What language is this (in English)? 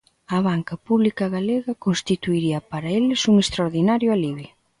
Galician